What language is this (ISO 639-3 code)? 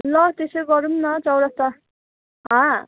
nep